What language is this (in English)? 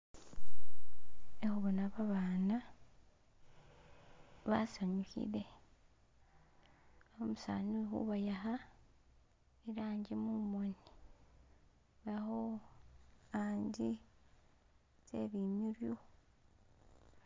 Masaaba